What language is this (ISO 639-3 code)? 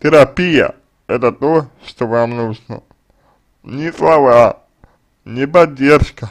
rus